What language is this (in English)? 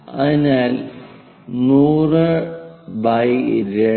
Malayalam